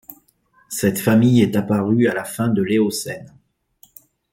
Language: French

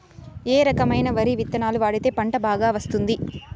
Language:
Telugu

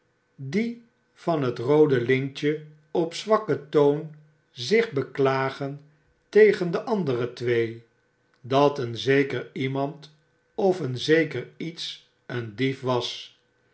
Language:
Dutch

